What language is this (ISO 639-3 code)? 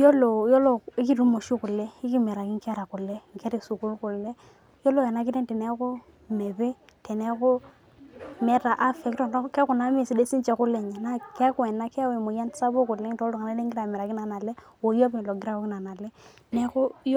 mas